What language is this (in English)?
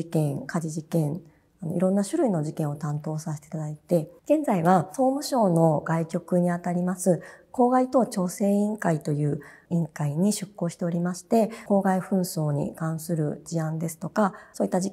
Japanese